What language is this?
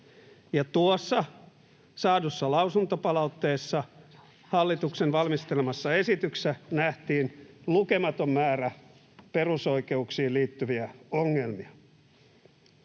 Finnish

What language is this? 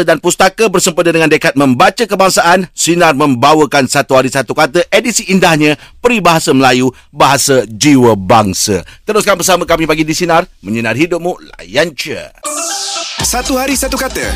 Malay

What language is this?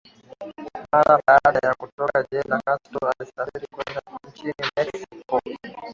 Swahili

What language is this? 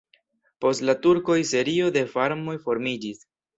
Esperanto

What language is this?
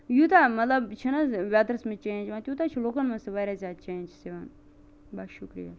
Kashmiri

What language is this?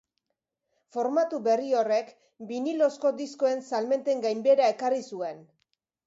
Basque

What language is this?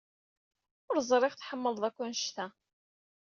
Kabyle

